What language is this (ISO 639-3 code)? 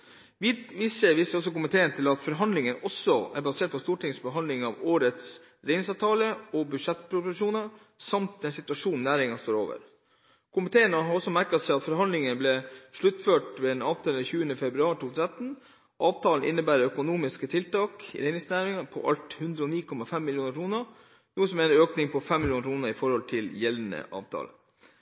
nob